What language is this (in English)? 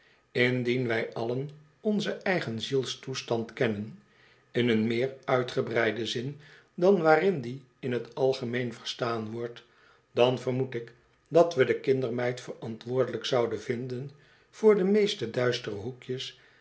Dutch